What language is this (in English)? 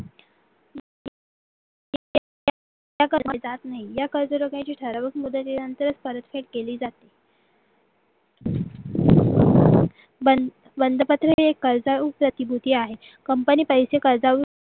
Marathi